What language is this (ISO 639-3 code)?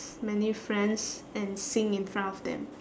eng